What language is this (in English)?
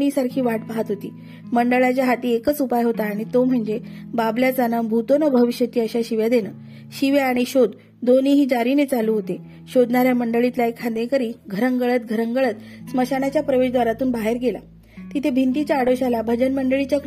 Marathi